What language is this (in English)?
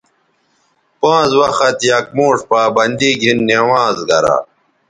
Bateri